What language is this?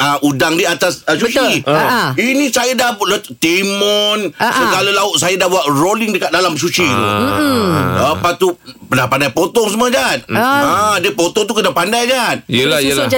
Malay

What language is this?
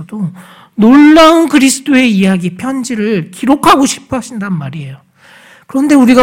Korean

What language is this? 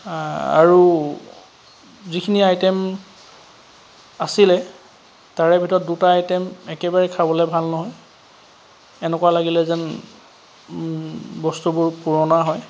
Assamese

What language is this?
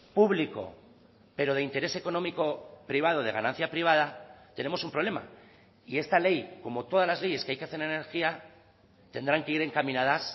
Spanish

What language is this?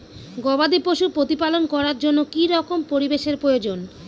Bangla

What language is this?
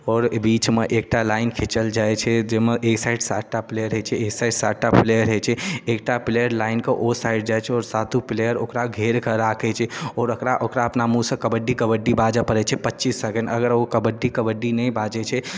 Maithili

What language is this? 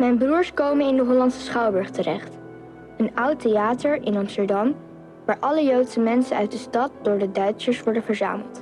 Dutch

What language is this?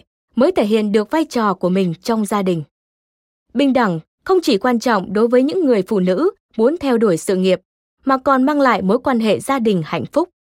Vietnamese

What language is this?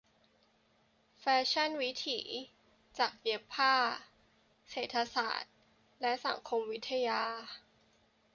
Thai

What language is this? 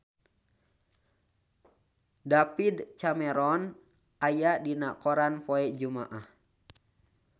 Sundanese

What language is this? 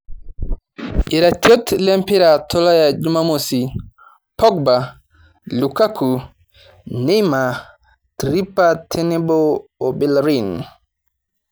Masai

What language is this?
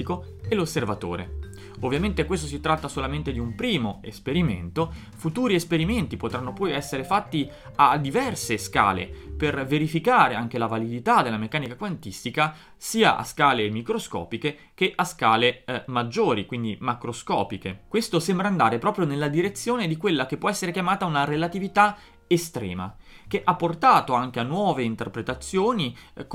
Italian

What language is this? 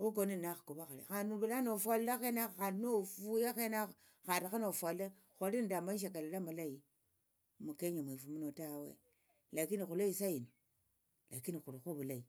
Tsotso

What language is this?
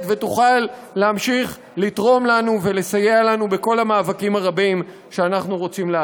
Hebrew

